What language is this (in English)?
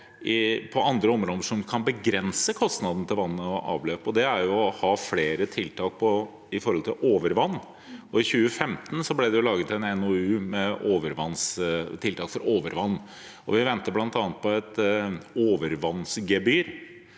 Norwegian